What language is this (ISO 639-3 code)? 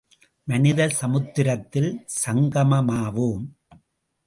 tam